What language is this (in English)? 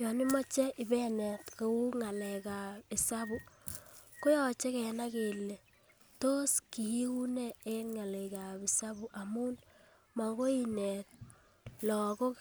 Kalenjin